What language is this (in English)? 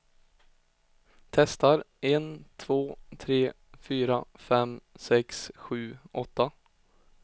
Swedish